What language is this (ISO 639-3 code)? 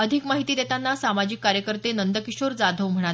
mar